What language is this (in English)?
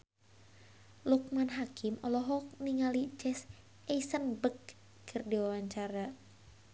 Sundanese